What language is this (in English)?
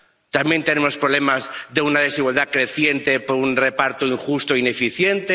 Spanish